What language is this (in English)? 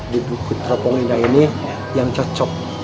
Indonesian